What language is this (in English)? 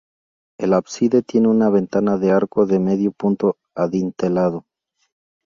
Spanish